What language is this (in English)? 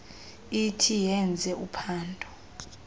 Xhosa